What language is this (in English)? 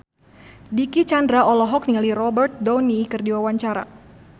Sundanese